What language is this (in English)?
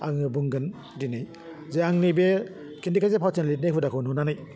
Bodo